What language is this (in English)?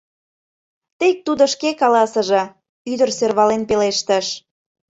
Mari